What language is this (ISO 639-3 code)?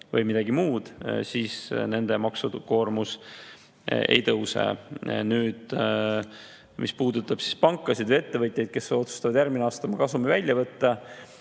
est